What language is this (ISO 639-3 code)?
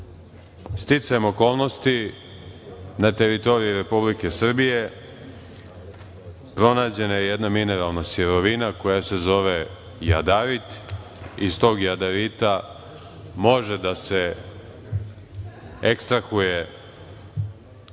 srp